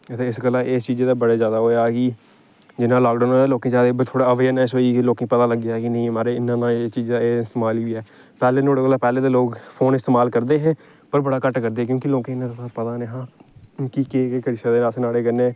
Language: Dogri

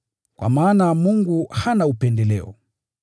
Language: Swahili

